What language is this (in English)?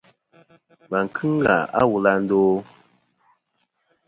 Kom